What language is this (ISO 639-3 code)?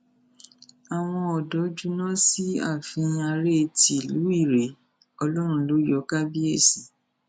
yor